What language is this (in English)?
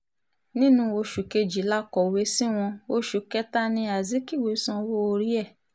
Yoruba